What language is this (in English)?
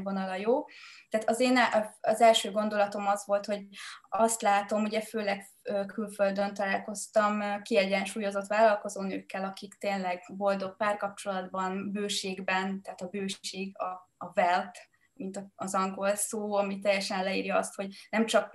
Hungarian